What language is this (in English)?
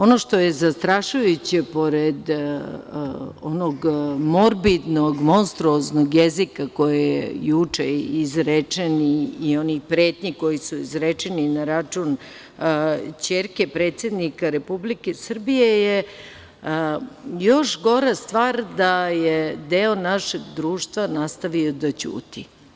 Serbian